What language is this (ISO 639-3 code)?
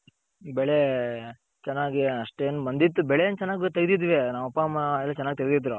kan